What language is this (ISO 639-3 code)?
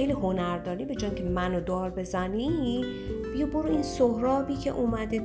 fas